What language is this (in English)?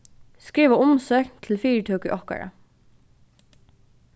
Faroese